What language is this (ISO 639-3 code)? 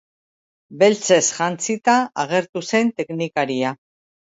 eus